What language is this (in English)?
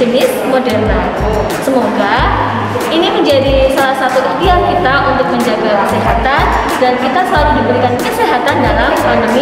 Indonesian